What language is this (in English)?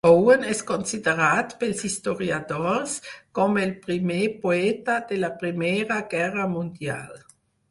Catalan